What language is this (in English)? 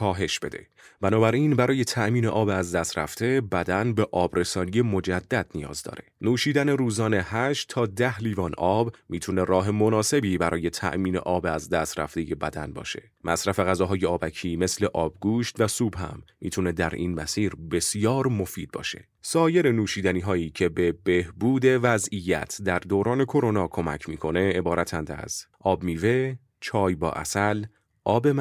Persian